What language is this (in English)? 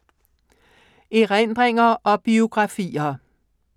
Danish